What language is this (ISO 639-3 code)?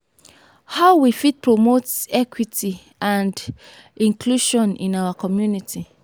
pcm